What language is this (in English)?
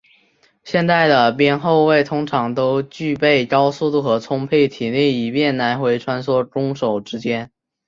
Chinese